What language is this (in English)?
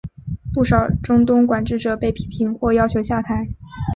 Chinese